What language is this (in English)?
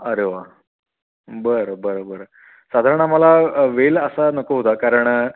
Marathi